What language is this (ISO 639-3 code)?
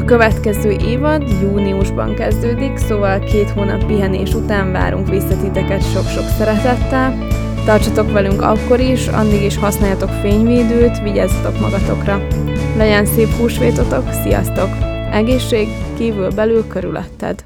hun